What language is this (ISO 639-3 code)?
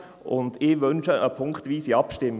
gsw